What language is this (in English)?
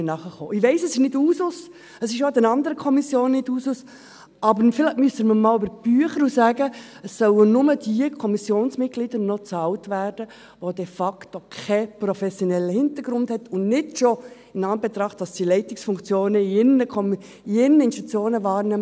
Swiss German